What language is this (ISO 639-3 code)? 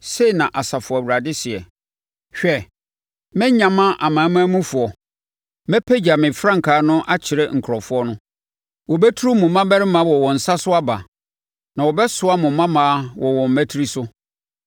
aka